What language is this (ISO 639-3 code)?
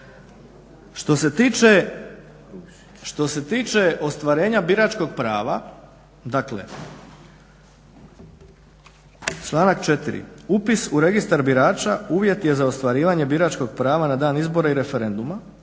hrv